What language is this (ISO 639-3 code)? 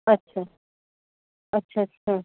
snd